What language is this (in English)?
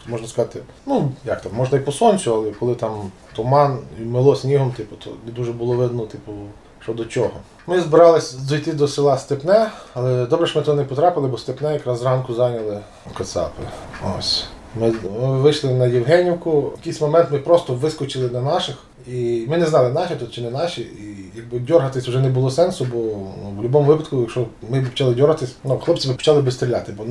Ukrainian